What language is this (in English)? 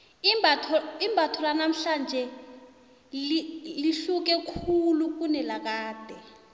South Ndebele